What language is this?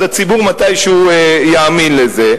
Hebrew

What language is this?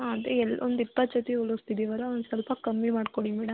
Kannada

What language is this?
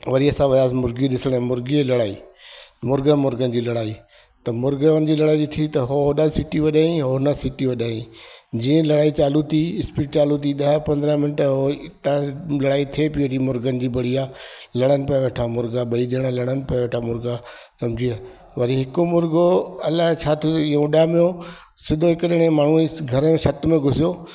Sindhi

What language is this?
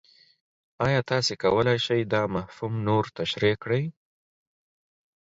Pashto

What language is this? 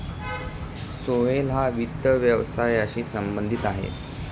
Marathi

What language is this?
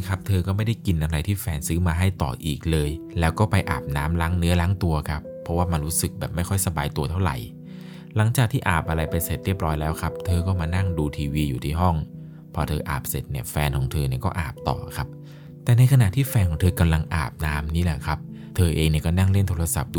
Thai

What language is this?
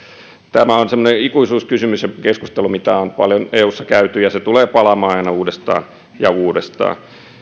Finnish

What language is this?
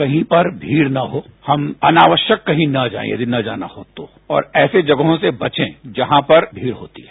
Hindi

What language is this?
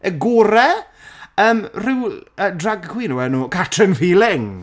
Welsh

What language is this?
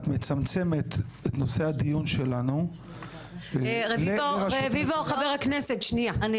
Hebrew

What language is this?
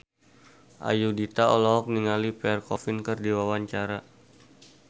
Sundanese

